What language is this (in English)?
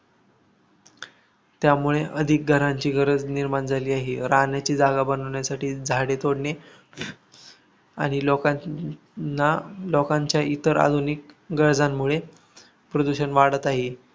Marathi